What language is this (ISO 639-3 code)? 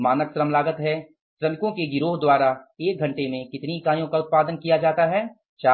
hin